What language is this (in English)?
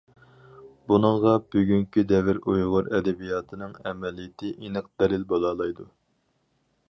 Uyghur